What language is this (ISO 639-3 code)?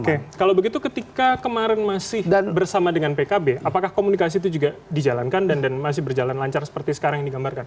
ind